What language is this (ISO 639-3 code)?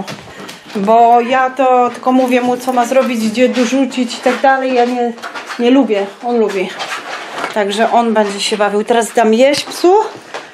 pol